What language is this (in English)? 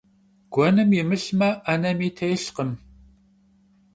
Kabardian